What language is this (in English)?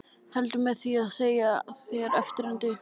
Icelandic